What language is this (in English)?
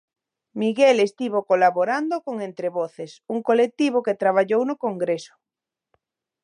Galician